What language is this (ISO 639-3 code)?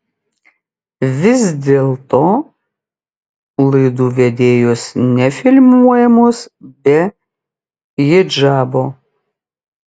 lit